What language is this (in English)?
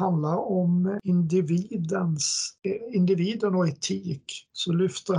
Swedish